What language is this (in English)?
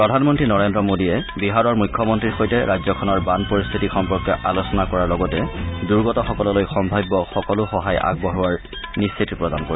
Assamese